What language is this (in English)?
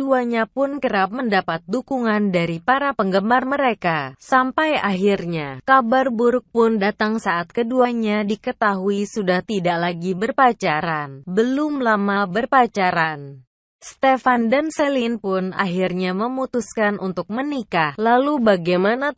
Indonesian